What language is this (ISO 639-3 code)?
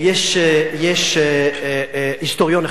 heb